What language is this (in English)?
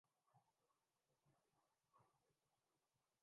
Urdu